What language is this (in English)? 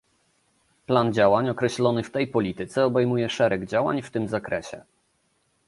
Polish